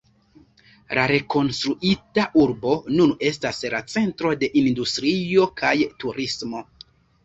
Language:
Esperanto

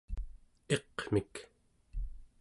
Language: Central Yupik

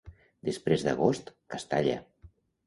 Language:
Catalan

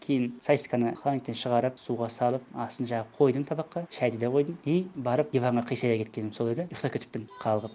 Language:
Kazakh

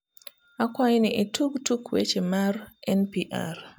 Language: Luo (Kenya and Tanzania)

